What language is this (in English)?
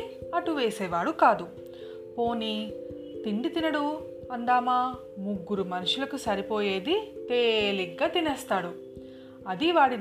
Telugu